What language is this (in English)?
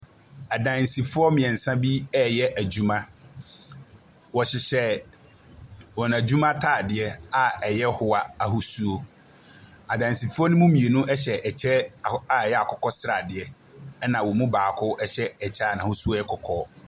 Akan